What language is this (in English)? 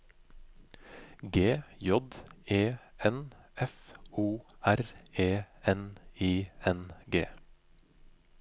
Norwegian